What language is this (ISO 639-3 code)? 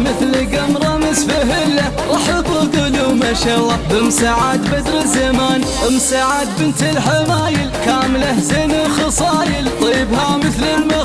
ara